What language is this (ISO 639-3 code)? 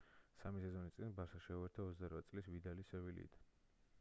kat